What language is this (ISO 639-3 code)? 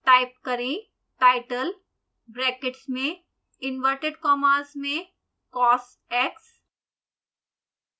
hin